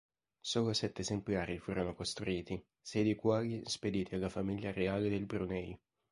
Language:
Italian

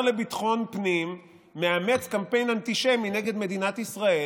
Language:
Hebrew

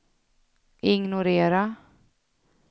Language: Swedish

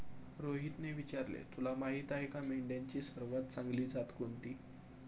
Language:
Marathi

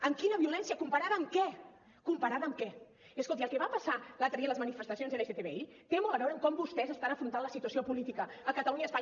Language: Catalan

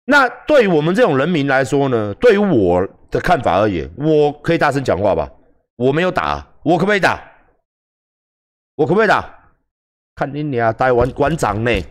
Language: Chinese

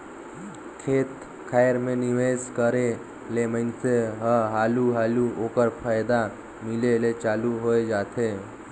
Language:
Chhattisgarhi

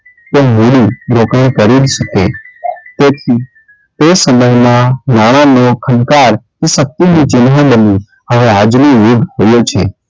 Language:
Gujarati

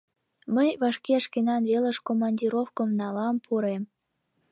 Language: Mari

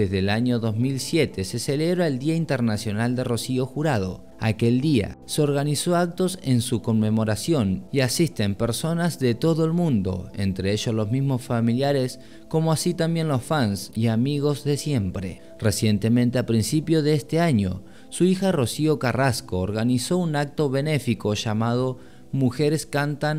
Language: Spanish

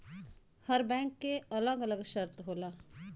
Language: Bhojpuri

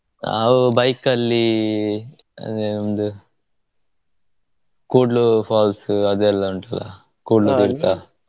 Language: Kannada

